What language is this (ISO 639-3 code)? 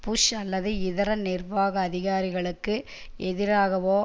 tam